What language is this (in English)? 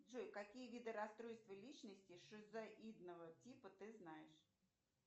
Russian